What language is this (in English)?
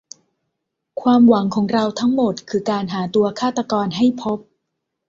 Thai